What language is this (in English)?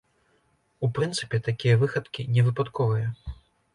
Belarusian